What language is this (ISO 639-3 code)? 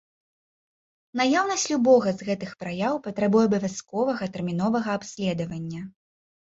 bel